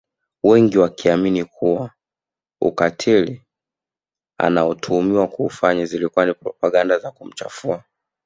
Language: Swahili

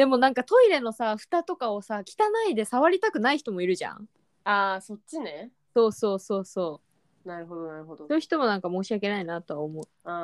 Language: Japanese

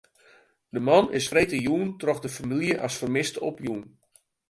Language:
Western Frisian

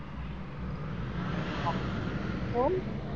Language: Gujarati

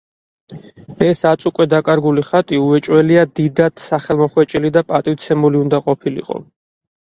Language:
Georgian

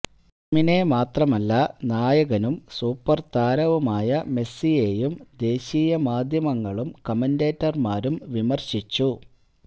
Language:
Malayalam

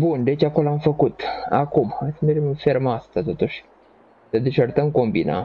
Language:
Romanian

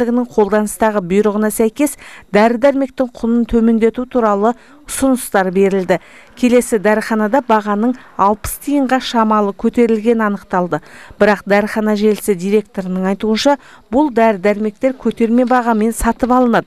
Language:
Russian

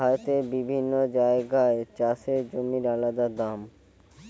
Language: Bangla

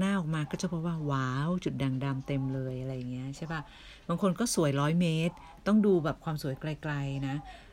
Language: Thai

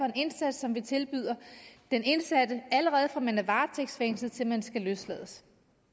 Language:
Danish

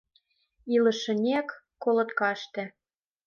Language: Mari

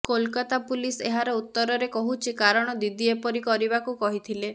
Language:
Odia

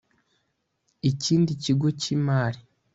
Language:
Kinyarwanda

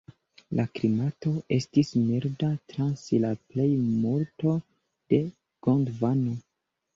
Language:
Esperanto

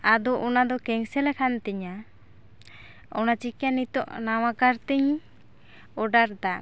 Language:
Santali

